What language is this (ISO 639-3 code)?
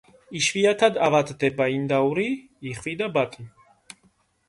kat